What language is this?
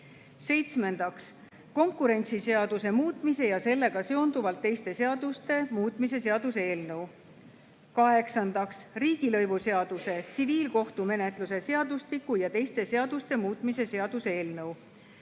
Estonian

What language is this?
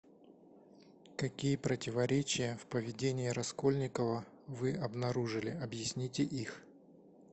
Russian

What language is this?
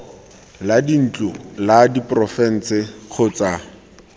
Tswana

